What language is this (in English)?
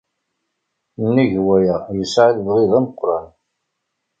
Kabyle